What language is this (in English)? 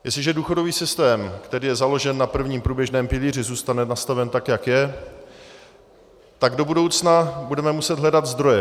Czech